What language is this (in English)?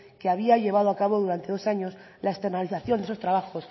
Spanish